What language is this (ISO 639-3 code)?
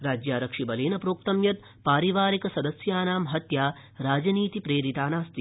san